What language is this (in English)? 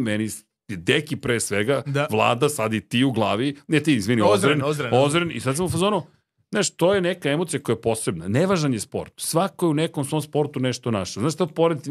Croatian